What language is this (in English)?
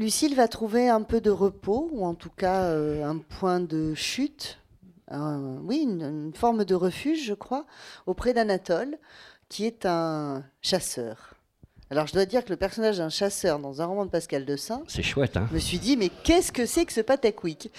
French